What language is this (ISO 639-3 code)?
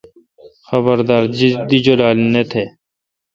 xka